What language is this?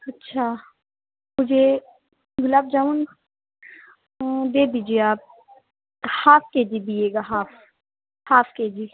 Urdu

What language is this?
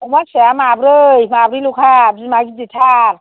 Bodo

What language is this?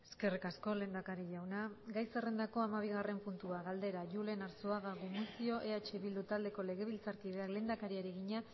Basque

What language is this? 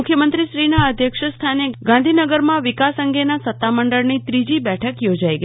Gujarati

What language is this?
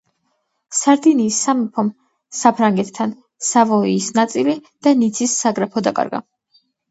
Georgian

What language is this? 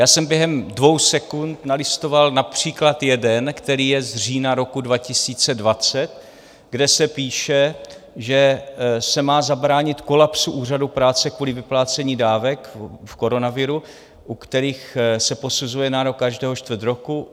Czech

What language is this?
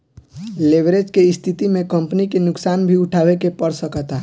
Bhojpuri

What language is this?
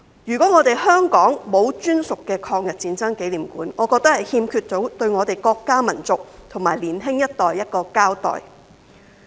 Cantonese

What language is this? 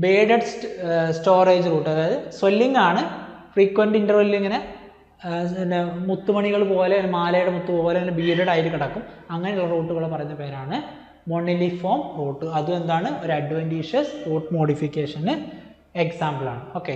Malayalam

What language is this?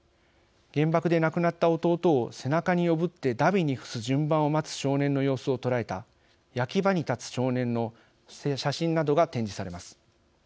Japanese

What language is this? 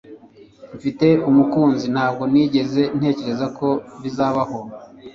Kinyarwanda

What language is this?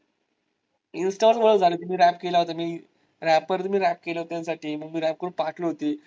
Marathi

